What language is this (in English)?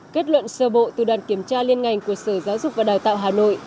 Vietnamese